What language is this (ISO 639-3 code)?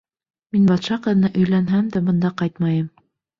bak